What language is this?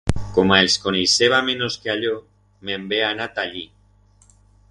Aragonese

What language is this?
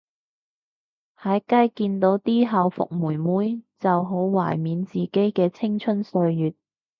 Cantonese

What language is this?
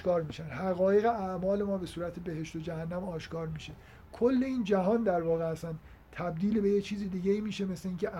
Persian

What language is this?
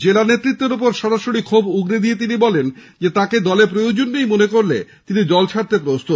Bangla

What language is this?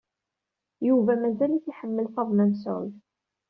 Kabyle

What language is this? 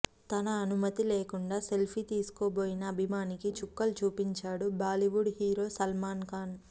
Telugu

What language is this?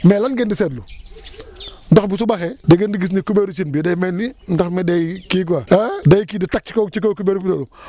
Wolof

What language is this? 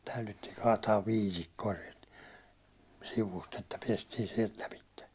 Finnish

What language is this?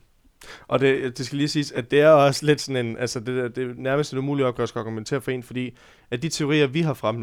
Danish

